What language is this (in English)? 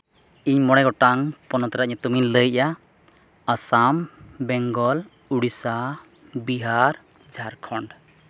Santali